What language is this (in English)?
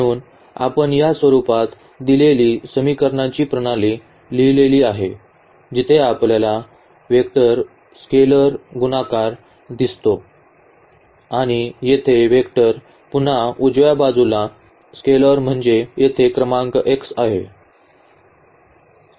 Marathi